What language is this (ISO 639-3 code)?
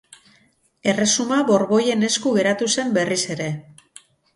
eus